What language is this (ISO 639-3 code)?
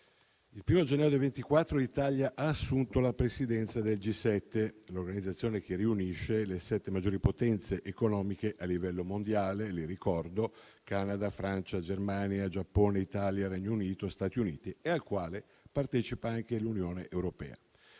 ita